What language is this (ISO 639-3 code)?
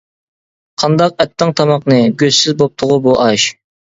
uig